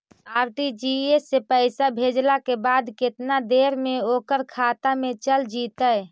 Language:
Magahi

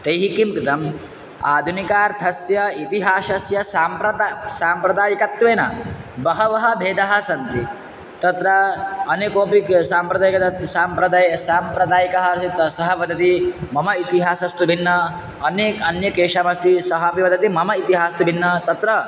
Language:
Sanskrit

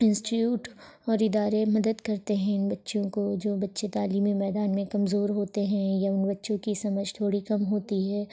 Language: Urdu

